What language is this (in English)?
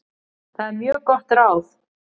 Icelandic